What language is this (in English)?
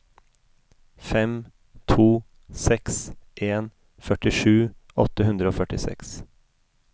Norwegian